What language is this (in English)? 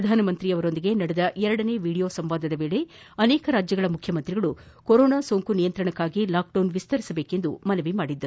Kannada